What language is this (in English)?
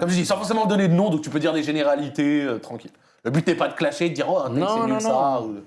French